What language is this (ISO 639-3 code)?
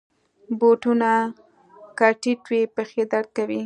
pus